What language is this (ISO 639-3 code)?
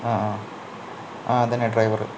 mal